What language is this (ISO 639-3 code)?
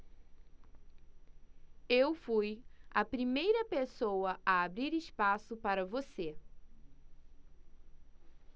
por